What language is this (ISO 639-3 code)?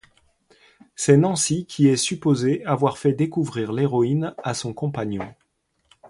fra